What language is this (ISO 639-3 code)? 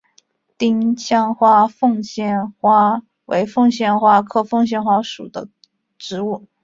zho